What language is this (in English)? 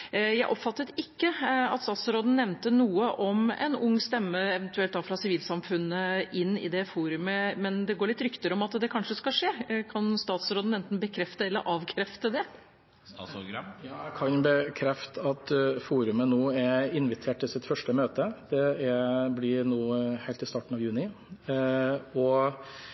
Norwegian Bokmål